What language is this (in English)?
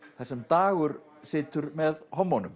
Icelandic